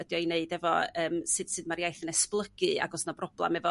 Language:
Welsh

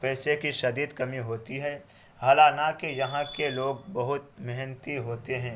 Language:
Urdu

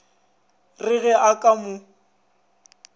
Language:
Northern Sotho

